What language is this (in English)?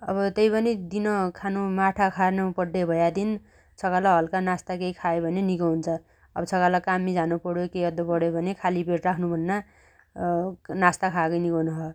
Dotyali